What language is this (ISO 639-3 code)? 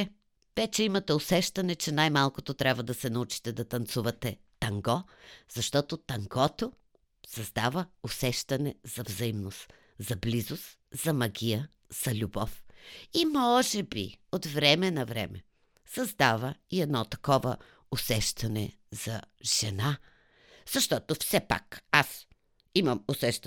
bul